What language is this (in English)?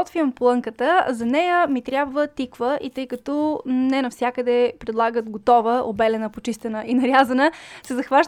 Bulgarian